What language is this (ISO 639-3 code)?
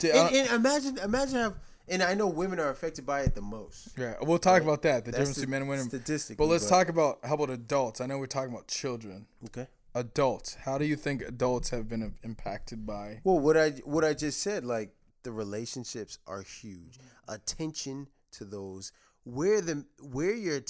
eng